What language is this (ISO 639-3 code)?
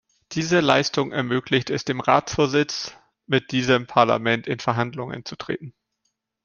deu